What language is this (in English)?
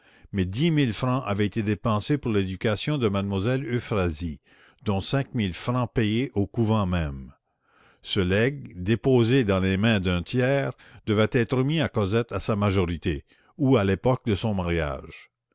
French